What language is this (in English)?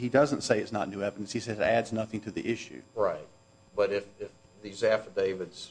English